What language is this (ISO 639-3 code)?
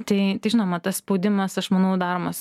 lit